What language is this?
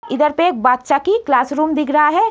Hindi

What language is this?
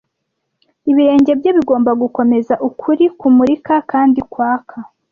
Kinyarwanda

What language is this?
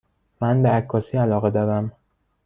Persian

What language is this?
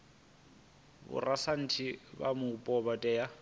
Venda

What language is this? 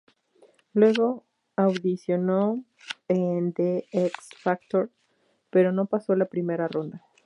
Spanish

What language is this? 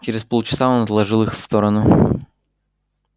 Russian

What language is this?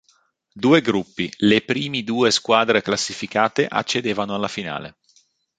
Italian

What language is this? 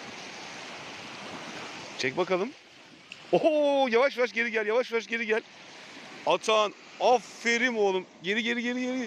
Turkish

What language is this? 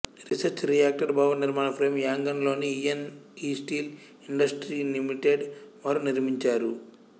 Telugu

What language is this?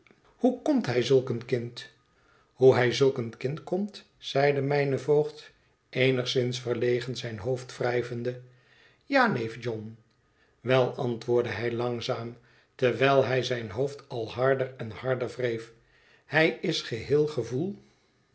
Dutch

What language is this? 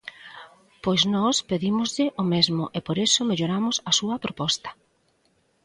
Galician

